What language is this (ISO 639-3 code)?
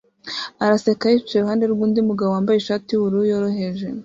kin